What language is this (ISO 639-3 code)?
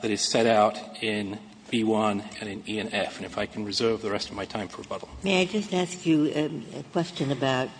eng